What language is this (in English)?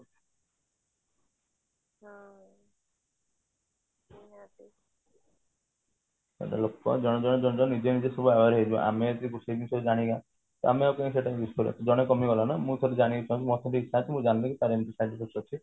Odia